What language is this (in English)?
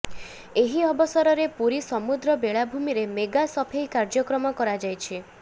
Odia